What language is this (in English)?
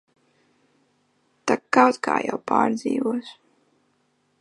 Latvian